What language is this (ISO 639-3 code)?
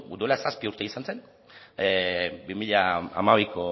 eus